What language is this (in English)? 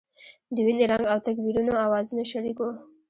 Pashto